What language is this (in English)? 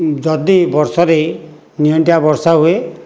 Odia